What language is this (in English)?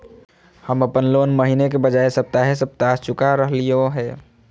Magahi